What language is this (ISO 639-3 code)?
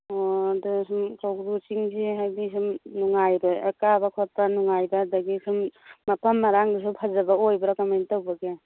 mni